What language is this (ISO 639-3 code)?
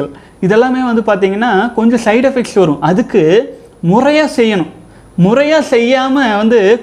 tam